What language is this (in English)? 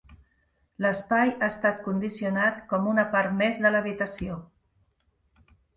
Catalan